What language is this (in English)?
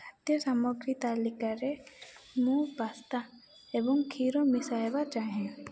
Odia